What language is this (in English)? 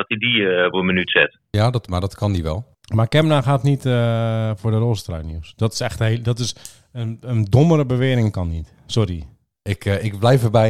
Dutch